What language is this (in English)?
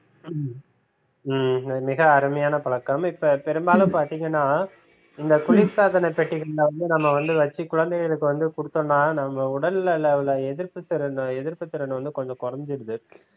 Tamil